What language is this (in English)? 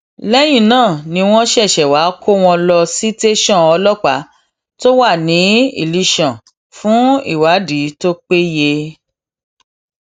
Yoruba